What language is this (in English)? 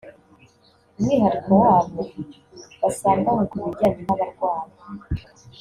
Kinyarwanda